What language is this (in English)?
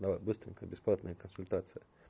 Russian